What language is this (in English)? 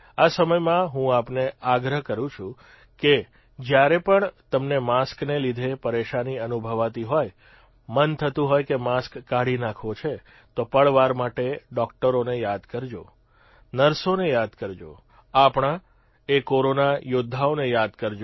Gujarati